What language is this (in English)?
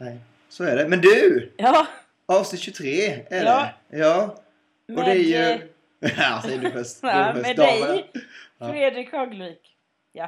Swedish